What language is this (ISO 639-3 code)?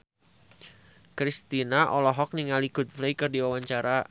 sun